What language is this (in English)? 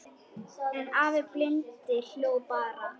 Icelandic